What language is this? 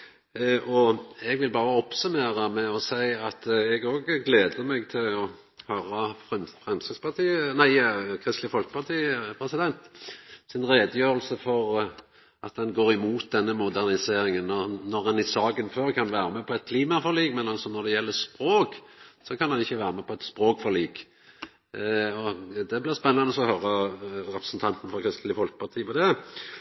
Norwegian Nynorsk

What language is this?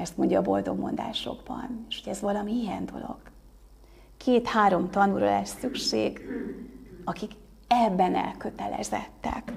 Hungarian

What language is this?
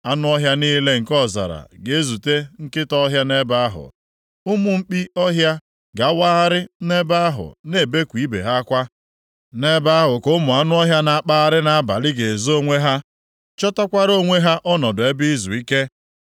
Igbo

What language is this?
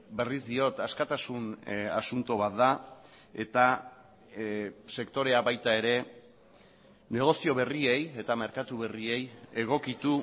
Basque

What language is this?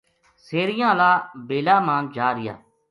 Gujari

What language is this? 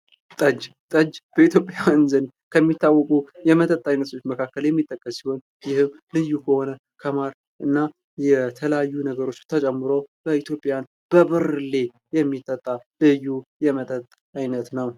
Amharic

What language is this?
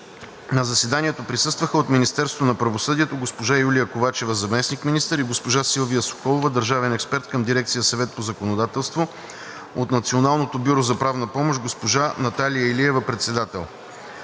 Bulgarian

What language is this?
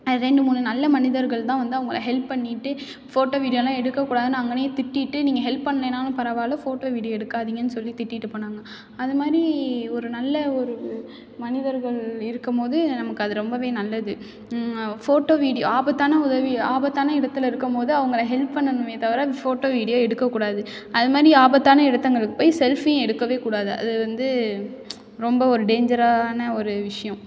Tamil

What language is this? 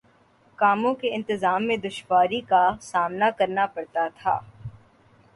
Urdu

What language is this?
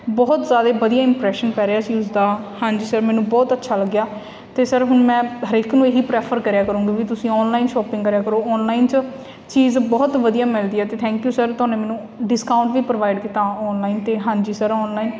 Punjabi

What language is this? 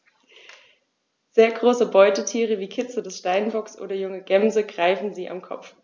German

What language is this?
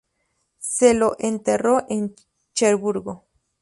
Spanish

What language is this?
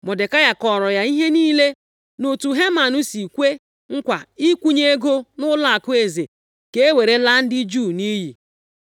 Igbo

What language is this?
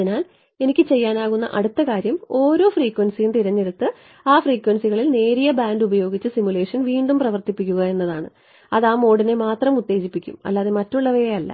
Malayalam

